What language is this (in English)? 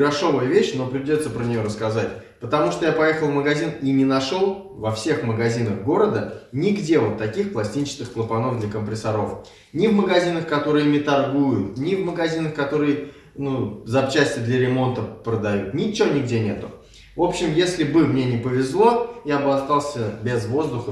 Russian